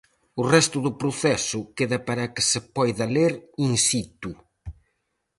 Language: Galician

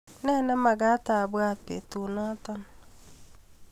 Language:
Kalenjin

